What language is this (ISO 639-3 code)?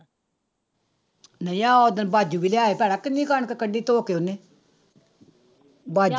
pan